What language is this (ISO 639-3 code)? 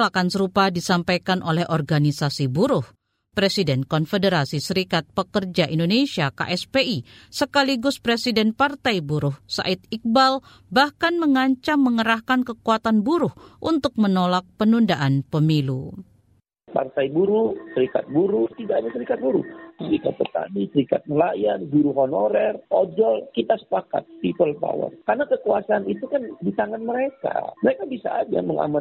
ind